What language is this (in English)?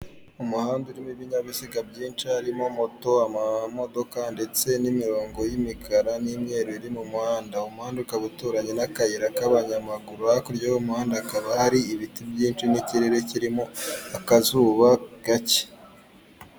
Kinyarwanda